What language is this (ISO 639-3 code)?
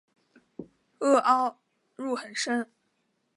zho